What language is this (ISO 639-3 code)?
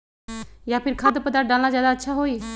mag